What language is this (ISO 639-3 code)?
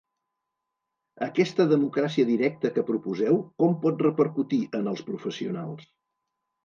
cat